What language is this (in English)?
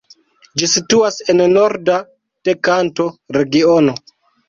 Esperanto